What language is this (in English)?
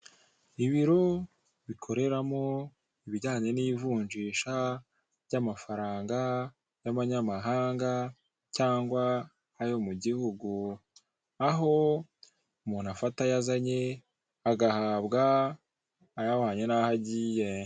Kinyarwanda